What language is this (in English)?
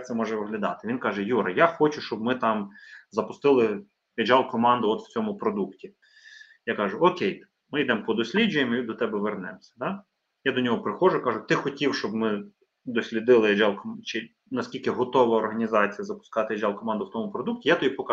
Ukrainian